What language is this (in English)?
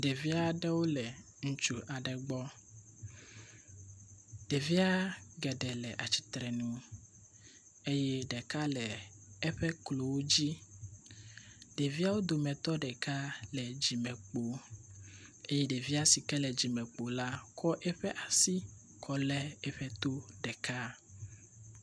Ewe